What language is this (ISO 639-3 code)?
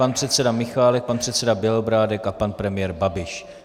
ces